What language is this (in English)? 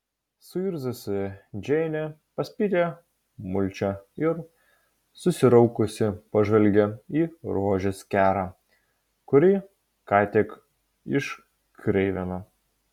Lithuanian